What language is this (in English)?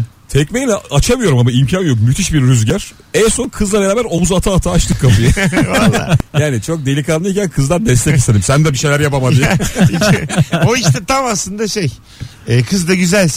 Turkish